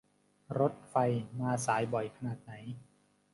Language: Thai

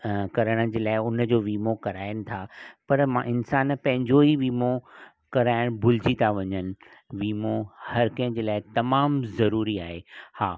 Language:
Sindhi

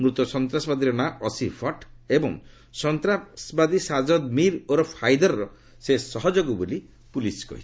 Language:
Odia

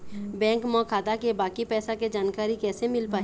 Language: Chhattisgarhi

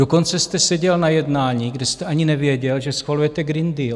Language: Czech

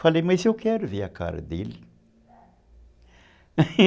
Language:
Portuguese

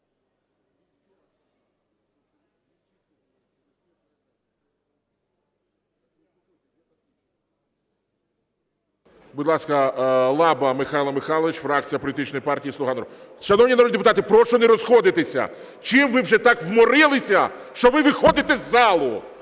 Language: Ukrainian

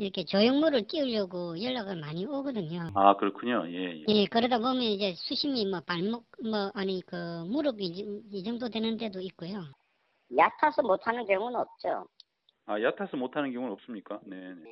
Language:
Korean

